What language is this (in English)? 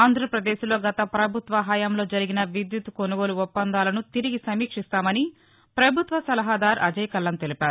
Telugu